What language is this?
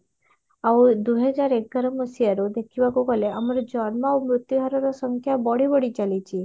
Odia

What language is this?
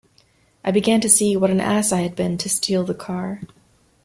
English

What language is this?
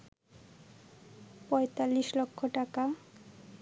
Bangla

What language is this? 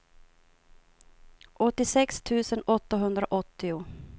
Swedish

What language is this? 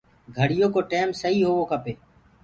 Gurgula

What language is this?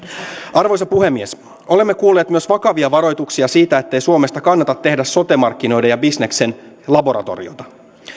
Finnish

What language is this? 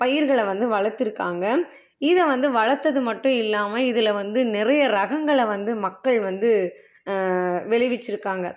Tamil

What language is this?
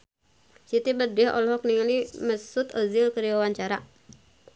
Sundanese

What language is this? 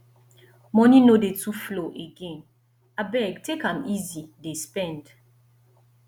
Nigerian Pidgin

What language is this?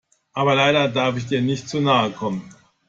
German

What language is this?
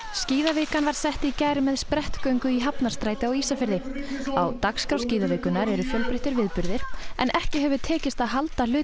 Icelandic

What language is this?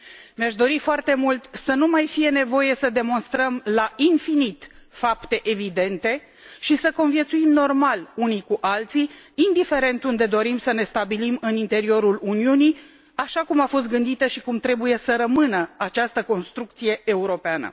Romanian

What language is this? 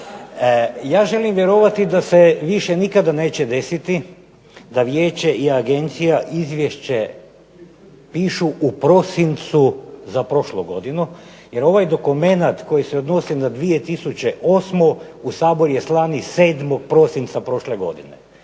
Croatian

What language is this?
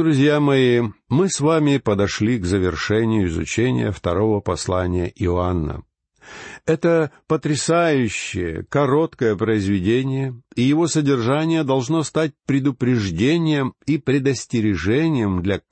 Russian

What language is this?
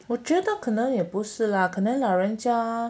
English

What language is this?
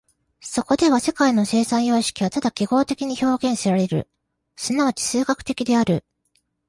Japanese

